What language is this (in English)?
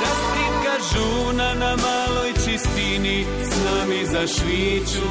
Croatian